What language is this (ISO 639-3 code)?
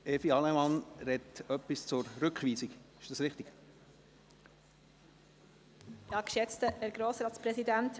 gsw